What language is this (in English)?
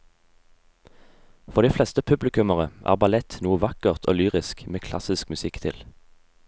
Norwegian